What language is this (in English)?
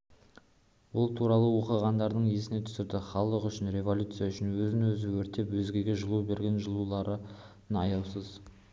Kazakh